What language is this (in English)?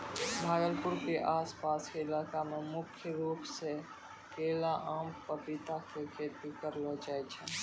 Maithili